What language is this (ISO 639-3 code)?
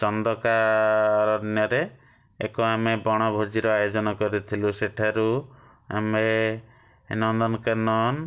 ori